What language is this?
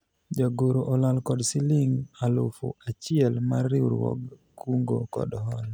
Luo (Kenya and Tanzania)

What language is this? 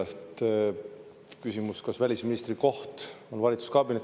Estonian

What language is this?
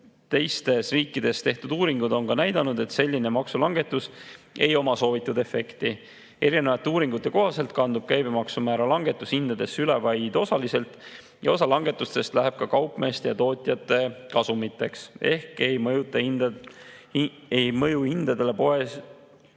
Estonian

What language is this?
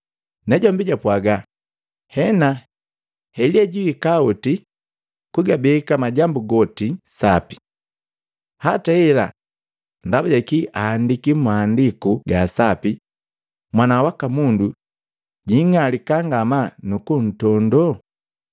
Matengo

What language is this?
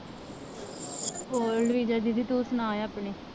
Punjabi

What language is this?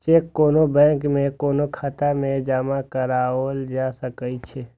Maithili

